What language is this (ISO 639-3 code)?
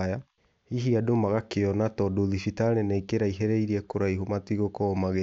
kik